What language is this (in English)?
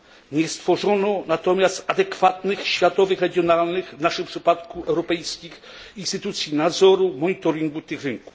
Polish